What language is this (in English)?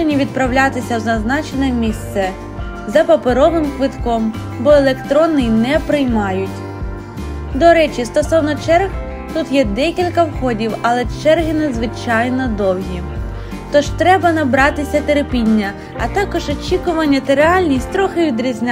Ukrainian